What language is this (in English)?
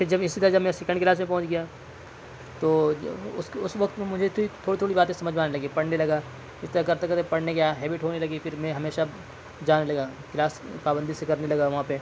Urdu